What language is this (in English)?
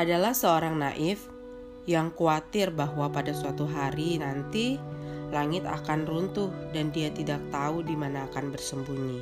Indonesian